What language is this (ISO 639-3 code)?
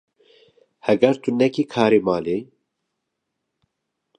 kur